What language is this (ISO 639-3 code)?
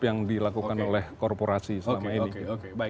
ind